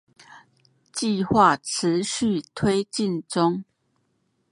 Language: Chinese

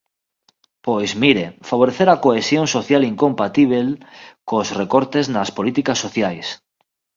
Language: Galician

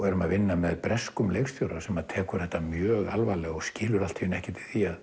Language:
Icelandic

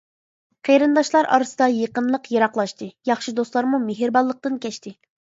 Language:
Uyghur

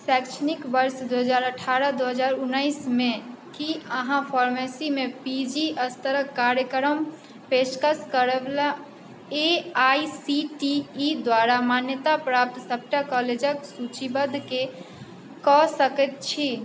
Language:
Maithili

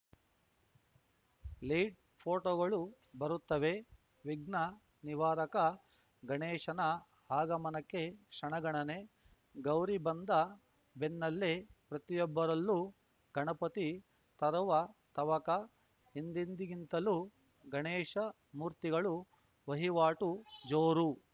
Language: Kannada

